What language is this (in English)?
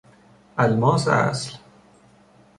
Persian